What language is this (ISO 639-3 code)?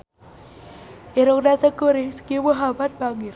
sun